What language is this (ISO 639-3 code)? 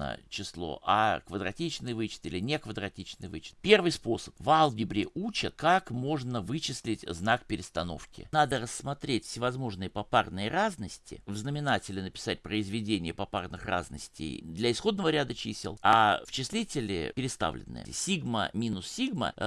rus